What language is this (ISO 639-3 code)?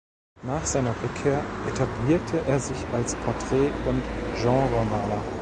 deu